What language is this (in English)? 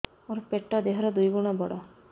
Odia